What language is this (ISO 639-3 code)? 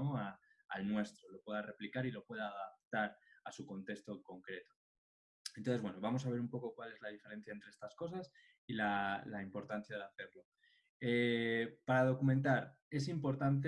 spa